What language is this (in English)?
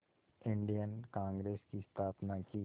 Hindi